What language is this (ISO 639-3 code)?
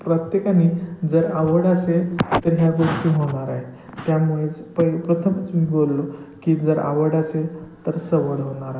mar